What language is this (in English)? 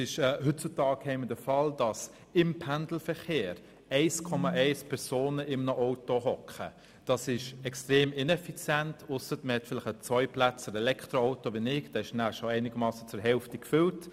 Swiss German